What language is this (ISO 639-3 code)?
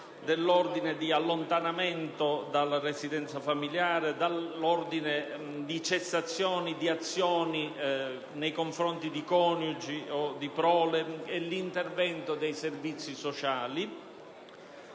ita